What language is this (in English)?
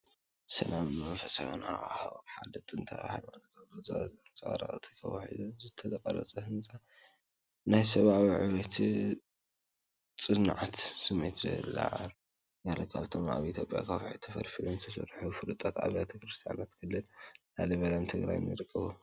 Tigrinya